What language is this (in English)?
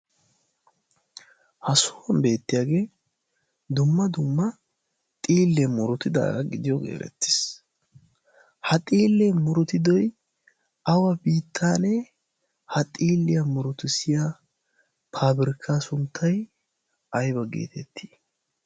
Wolaytta